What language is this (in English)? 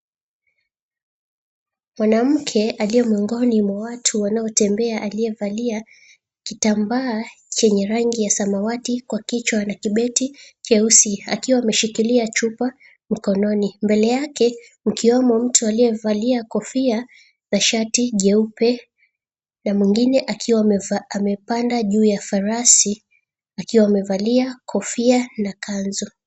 Swahili